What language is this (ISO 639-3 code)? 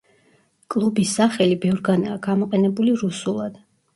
kat